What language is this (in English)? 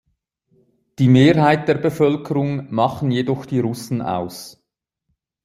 German